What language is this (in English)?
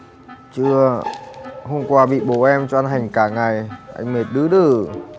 Vietnamese